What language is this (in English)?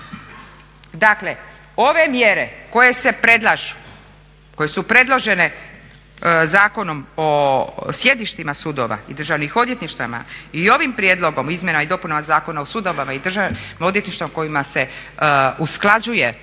Croatian